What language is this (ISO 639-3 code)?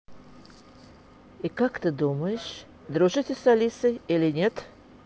rus